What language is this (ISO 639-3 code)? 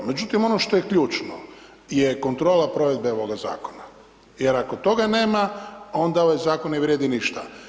hrv